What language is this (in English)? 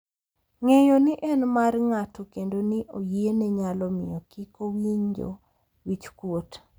Luo (Kenya and Tanzania)